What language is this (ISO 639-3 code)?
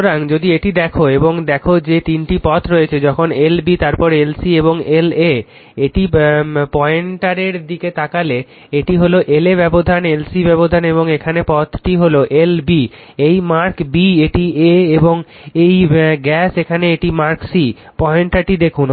ben